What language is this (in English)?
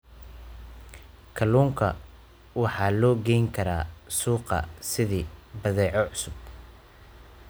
Somali